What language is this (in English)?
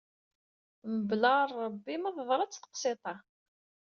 Kabyle